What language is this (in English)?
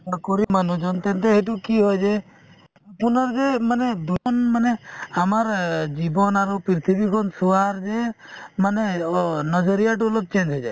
Assamese